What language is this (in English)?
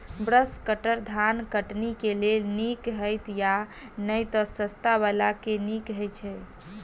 Maithili